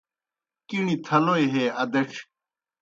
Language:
Kohistani Shina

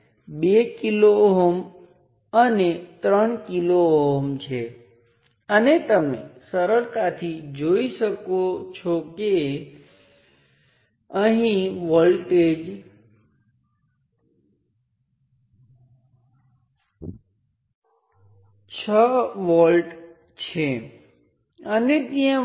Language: Gujarati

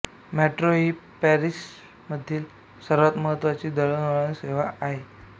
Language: Marathi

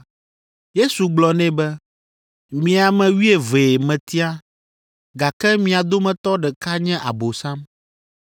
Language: Ewe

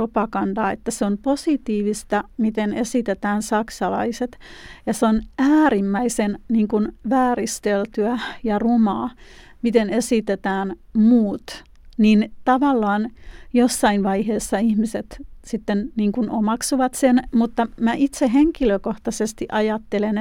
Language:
Finnish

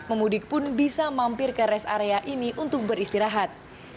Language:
Indonesian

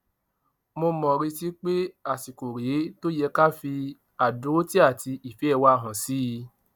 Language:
Yoruba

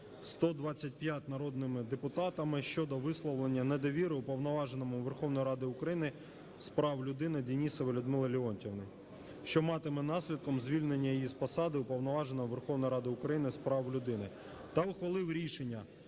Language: Ukrainian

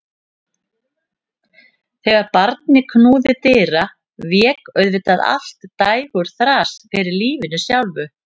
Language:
Icelandic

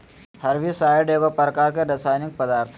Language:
Magahi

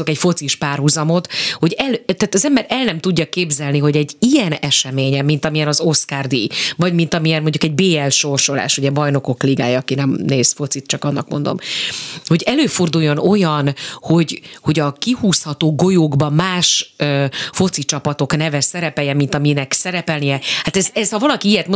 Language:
Hungarian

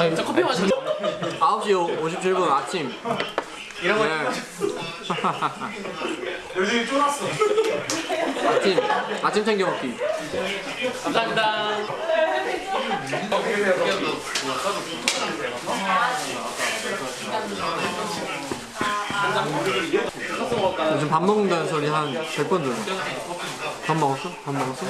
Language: Korean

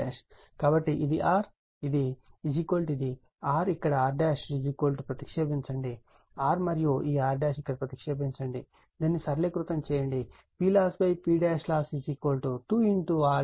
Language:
Telugu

